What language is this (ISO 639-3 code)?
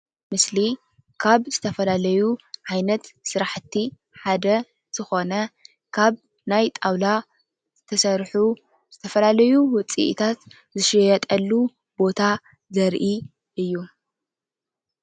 tir